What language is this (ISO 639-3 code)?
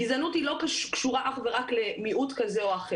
heb